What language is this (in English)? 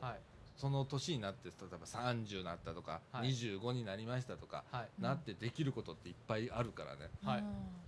Japanese